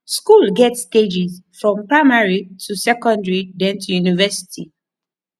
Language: Nigerian Pidgin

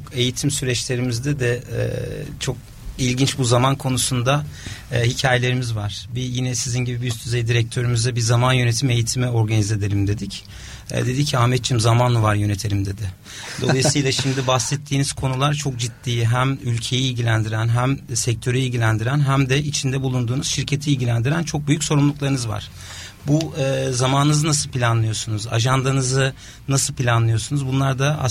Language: Turkish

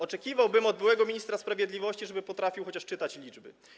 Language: Polish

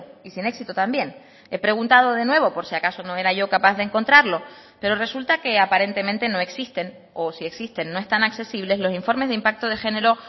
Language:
Spanish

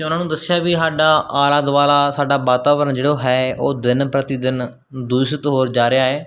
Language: Punjabi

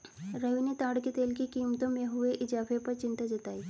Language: Hindi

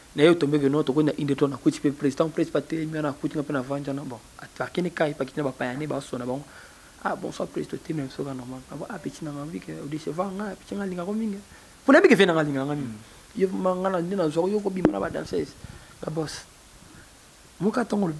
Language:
French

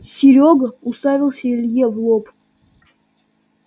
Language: Russian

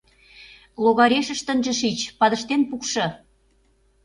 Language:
Mari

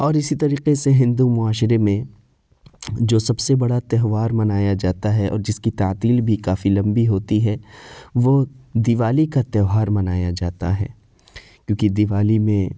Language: Urdu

